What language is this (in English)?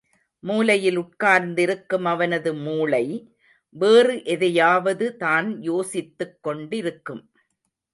Tamil